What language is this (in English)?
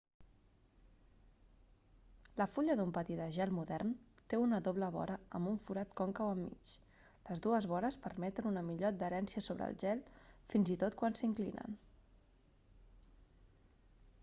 Catalan